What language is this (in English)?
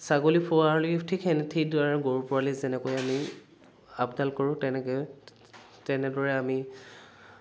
Assamese